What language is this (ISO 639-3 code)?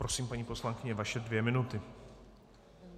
ces